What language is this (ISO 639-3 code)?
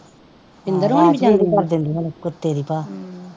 pan